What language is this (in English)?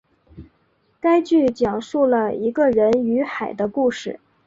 Chinese